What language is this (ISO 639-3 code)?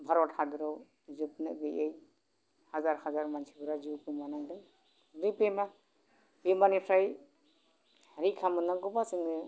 brx